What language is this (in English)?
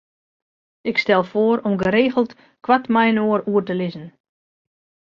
Western Frisian